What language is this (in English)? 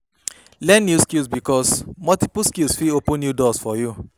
Nigerian Pidgin